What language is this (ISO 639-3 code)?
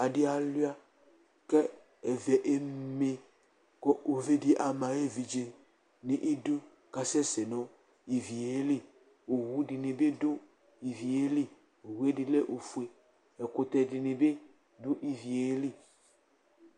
kpo